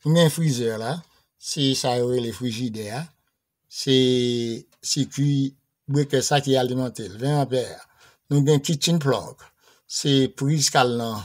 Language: French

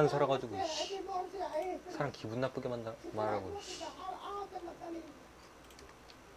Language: Korean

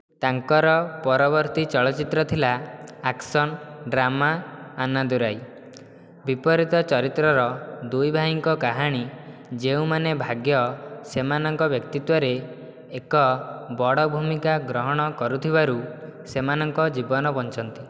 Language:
Odia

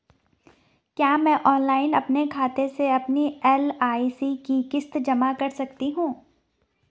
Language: Hindi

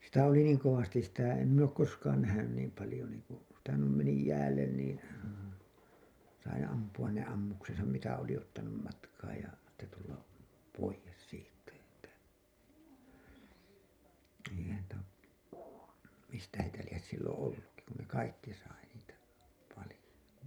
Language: Finnish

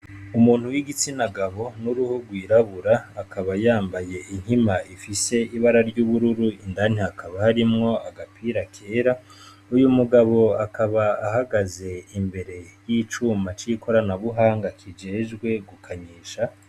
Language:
Rundi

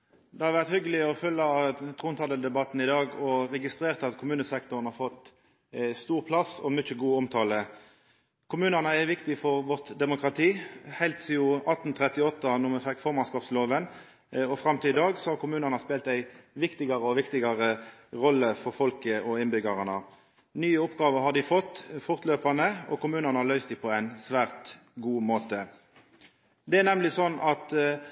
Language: Norwegian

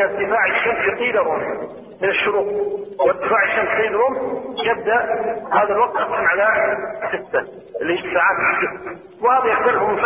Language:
Arabic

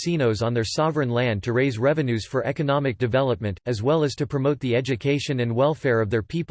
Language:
English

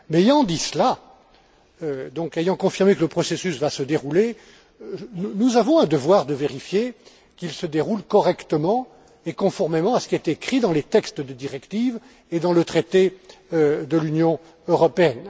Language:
French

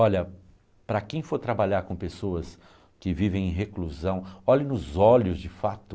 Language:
Portuguese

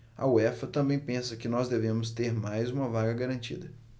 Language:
Portuguese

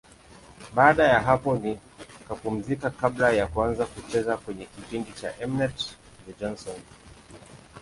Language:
Swahili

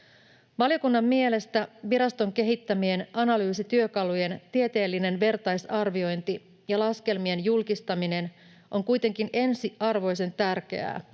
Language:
Finnish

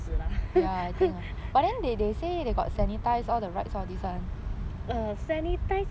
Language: English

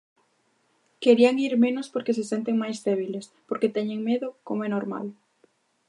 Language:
Galician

